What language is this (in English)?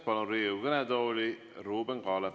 Estonian